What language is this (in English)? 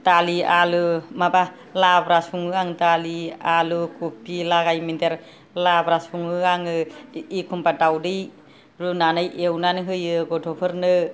Bodo